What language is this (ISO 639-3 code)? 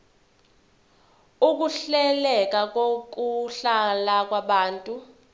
zul